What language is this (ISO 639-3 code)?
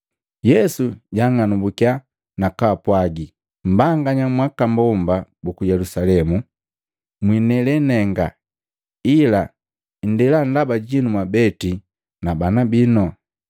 mgv